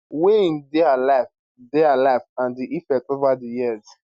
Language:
Nigerian Pidgin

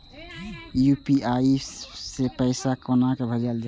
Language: Maithili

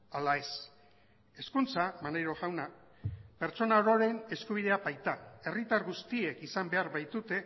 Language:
Basque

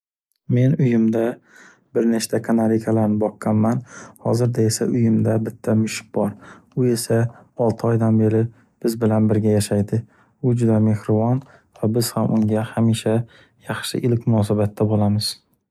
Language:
Uzbek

